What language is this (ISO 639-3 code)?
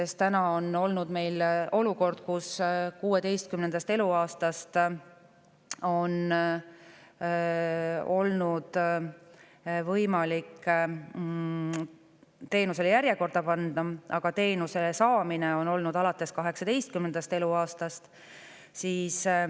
est